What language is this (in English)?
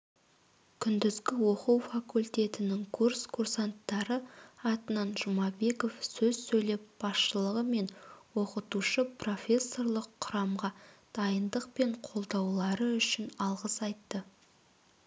Kazakh